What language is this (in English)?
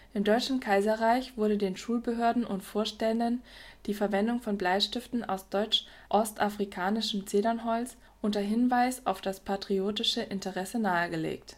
German